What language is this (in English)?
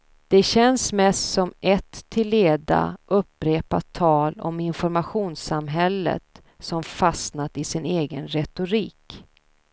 Swedish